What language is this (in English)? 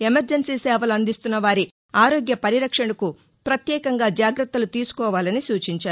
Telugu